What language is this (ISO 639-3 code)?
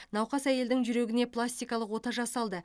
kaz